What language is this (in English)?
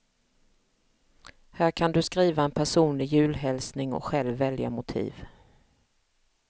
Swedish